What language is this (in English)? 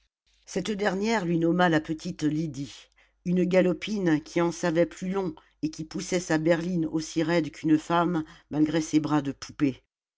French